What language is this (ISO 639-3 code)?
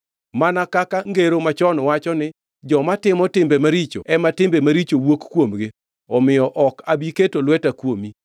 luo